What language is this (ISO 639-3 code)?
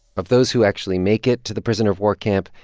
eng